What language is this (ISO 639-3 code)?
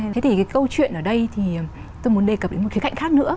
vie